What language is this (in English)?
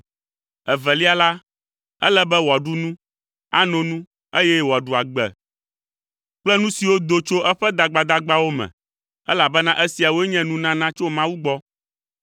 Ewe